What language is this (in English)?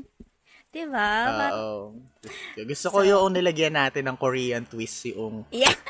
Filipino